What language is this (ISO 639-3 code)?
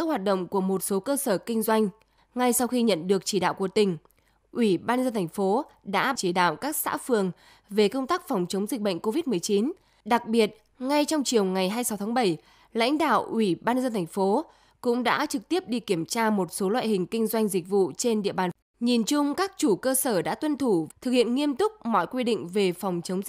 vie